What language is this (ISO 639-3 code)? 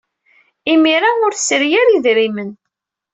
kab